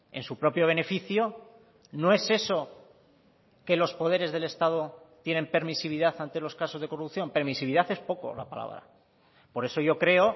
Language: Spanish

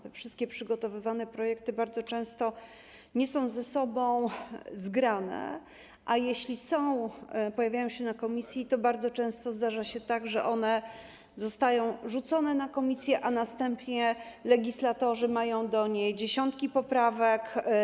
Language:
Polish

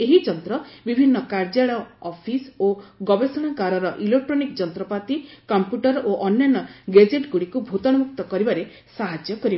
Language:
Odia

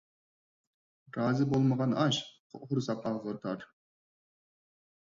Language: Uyghur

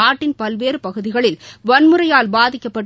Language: Tamil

